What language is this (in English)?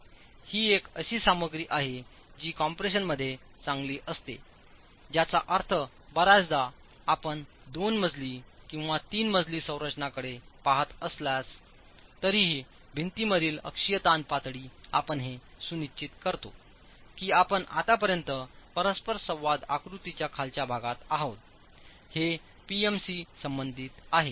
Marathi